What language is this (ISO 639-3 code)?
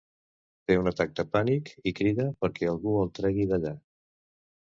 cat